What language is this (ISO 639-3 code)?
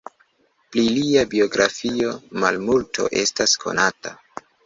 epo